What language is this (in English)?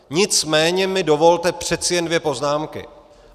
Czech